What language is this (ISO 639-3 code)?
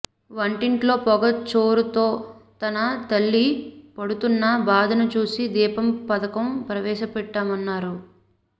tel